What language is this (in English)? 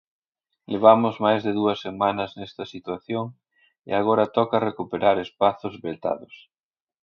Galician